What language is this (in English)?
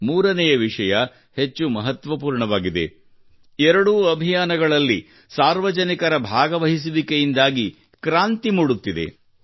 Kannada